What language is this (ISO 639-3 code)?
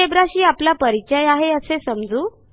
mar